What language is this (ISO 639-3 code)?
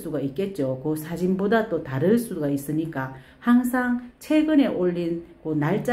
kor